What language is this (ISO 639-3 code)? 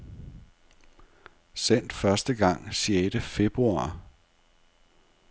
dan